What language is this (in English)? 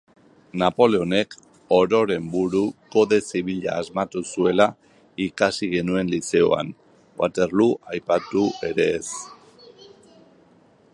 Basque